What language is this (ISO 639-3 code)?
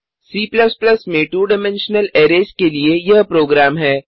hin